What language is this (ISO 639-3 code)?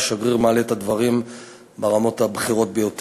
heb